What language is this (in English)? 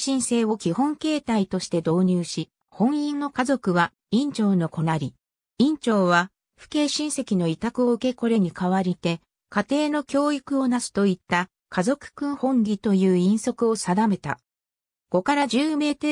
Japanese